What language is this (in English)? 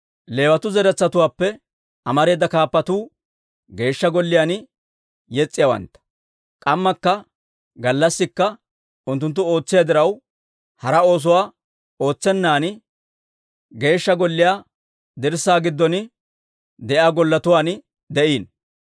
Dawro